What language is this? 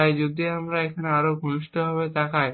Bangla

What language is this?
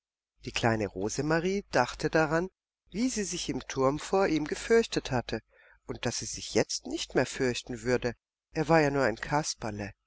German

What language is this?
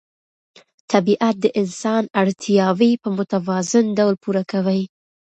Pashto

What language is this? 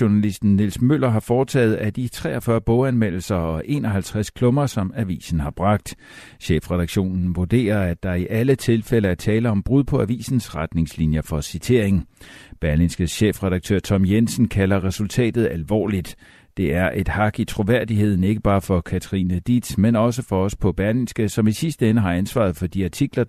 Danish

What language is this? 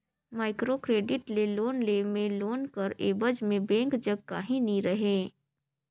Chhattisgarhi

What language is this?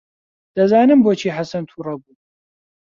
Central Kurdish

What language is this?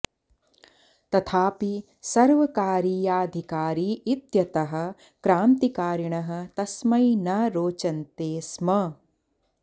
Sanskrit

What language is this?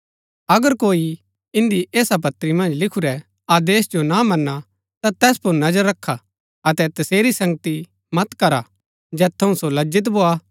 Gaddi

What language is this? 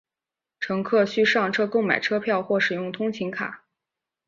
Chinese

